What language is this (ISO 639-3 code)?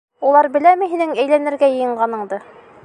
bak